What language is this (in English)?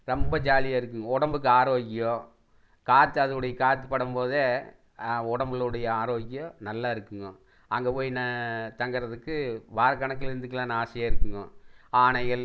Tamil